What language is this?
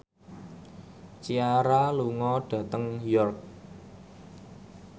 Javanese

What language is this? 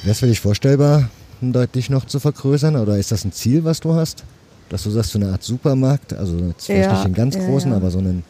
German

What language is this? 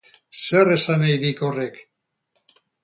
Basque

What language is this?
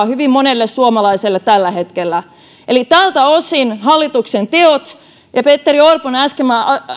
Finnish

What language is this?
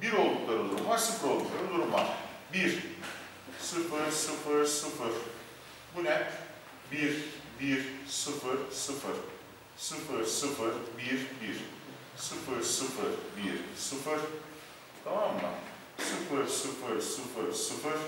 Turkish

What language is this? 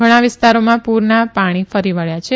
Gujarati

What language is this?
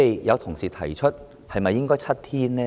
Cantonese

